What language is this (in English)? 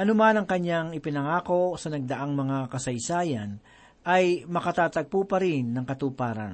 Filipino